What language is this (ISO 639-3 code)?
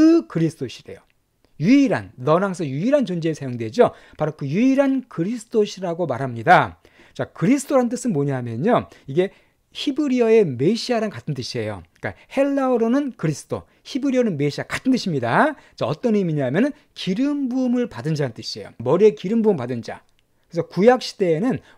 kor